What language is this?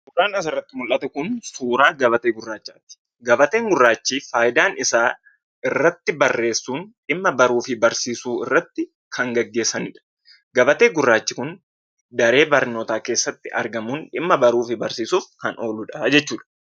Oromo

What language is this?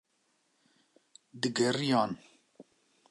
Kurdish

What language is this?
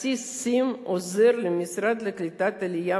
Hebrew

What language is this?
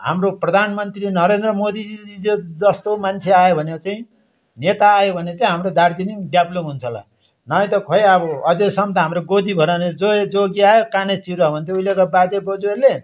Nepali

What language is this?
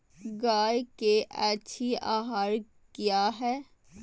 Magahi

